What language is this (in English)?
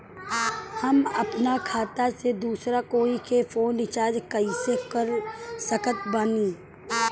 Bhojpuri